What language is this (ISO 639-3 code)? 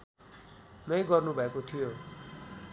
nep